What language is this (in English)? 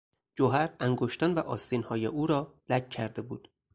Persian